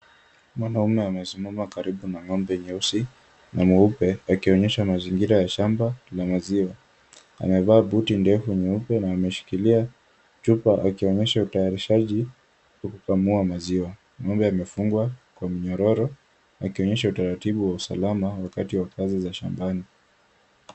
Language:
Swahili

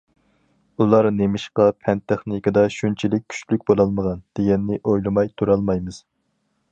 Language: Uyghur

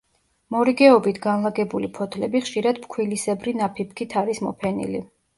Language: Georgian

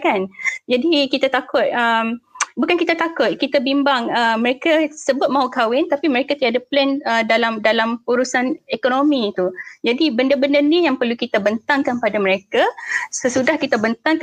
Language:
Malay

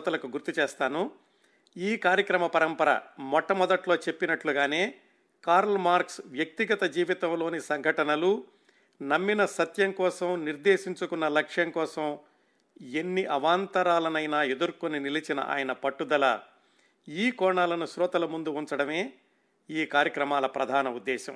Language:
Telugu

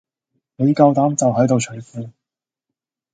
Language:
Cantonese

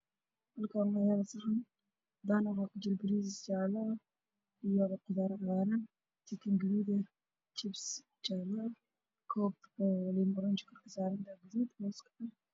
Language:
Somali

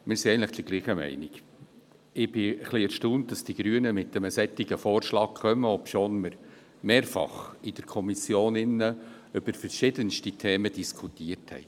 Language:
Swiss German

